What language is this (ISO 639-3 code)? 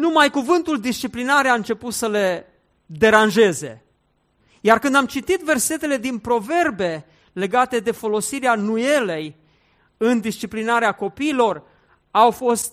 ron